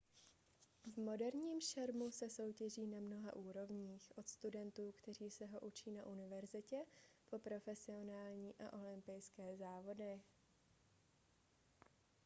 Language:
Czech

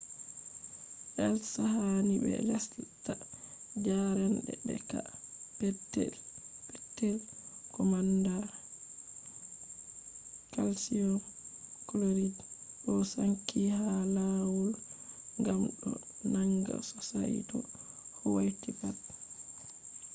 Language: Fula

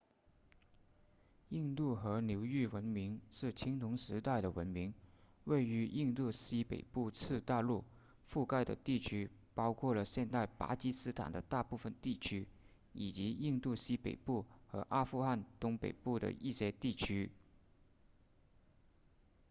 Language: Chinese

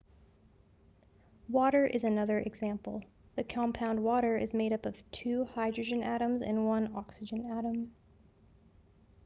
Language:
English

